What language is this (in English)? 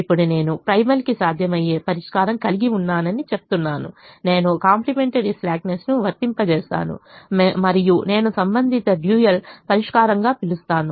Telugu